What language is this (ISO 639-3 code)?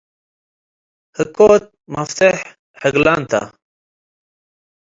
tig